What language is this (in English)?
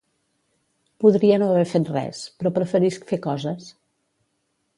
Catalan